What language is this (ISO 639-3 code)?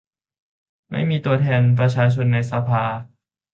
tha